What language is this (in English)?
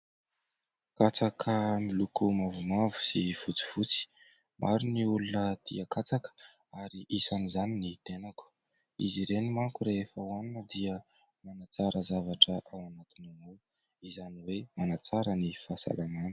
Malagasy